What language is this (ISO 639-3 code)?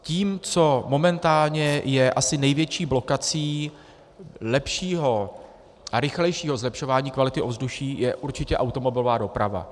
ces